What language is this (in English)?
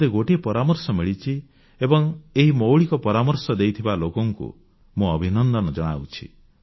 Odia